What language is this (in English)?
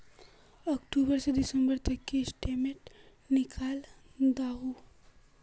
Magahi